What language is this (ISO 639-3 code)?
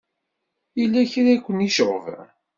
kab